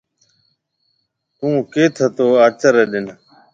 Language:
Marwari (Pakistan)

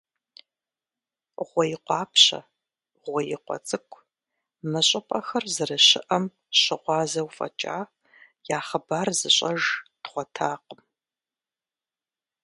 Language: Kabardian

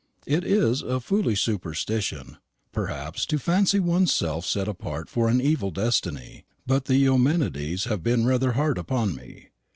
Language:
English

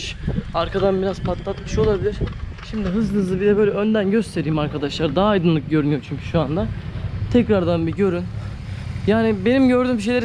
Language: Turkish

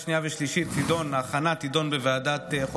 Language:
Hebrew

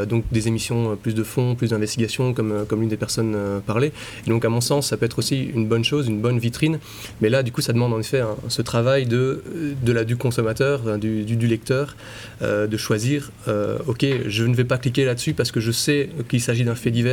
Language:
French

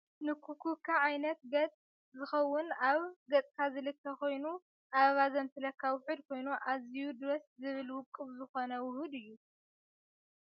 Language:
Tigrinya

